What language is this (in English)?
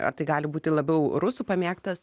Lithuanian